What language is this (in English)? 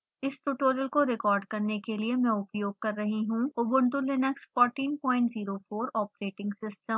Hindi